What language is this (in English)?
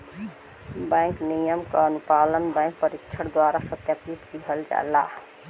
Bhojpuri